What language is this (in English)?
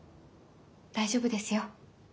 Japanese